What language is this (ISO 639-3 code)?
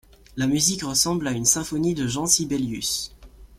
fra